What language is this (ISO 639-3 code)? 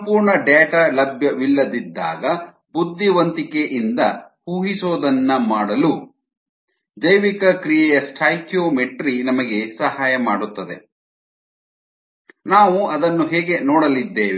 kan